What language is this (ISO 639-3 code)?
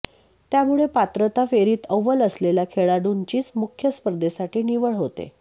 mar